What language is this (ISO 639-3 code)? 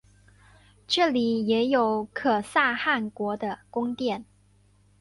zho